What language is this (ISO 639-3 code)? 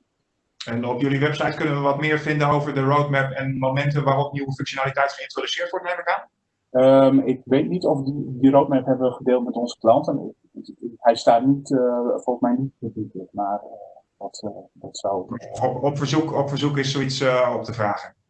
nld